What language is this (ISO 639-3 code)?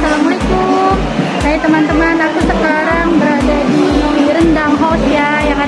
ind